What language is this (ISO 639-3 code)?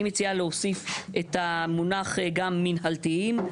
heb